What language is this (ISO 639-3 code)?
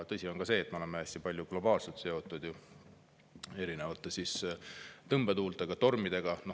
est